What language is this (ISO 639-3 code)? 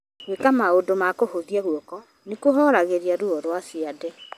kik